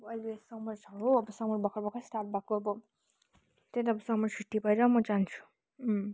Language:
Nepali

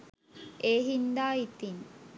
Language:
Sinhala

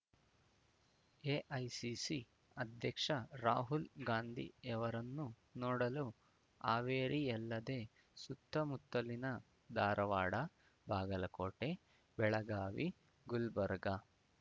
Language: Kannada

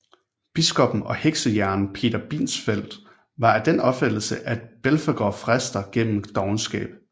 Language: Danish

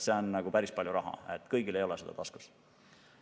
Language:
Estonian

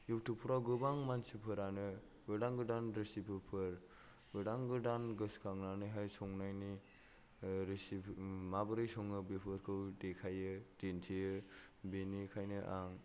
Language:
Bodo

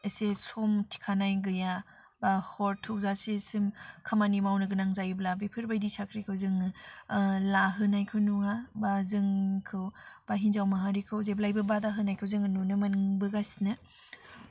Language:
Bodo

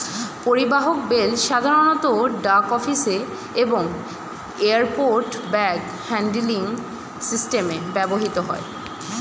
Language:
Bangla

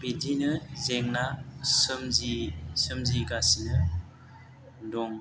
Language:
Bodo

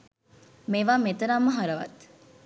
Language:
Sinhala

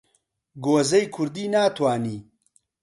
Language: Central Kurdish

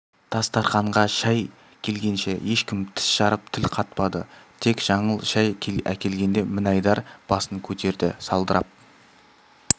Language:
Kazakh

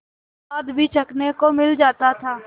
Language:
Hindi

